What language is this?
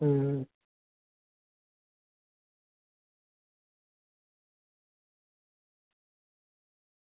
Dogri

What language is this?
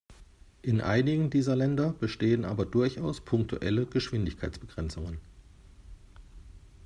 German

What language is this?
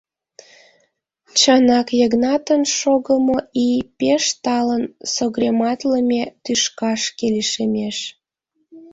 Mari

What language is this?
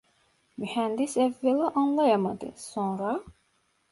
Turkish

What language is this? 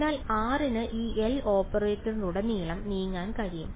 Malayalam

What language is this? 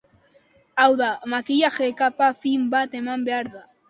Basque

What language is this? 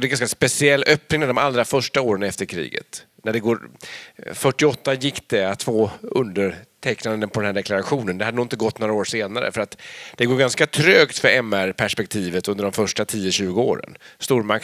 Swedish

